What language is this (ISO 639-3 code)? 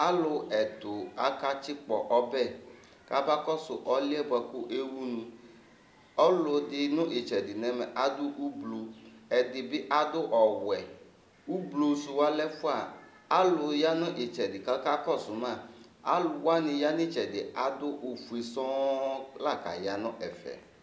kpo